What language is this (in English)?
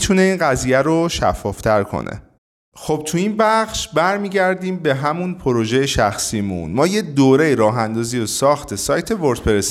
Persian